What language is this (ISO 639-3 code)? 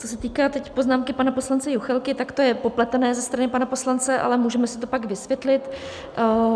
ces